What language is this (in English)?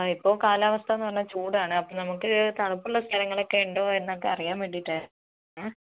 Malayalam